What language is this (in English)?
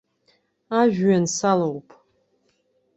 Abkhazian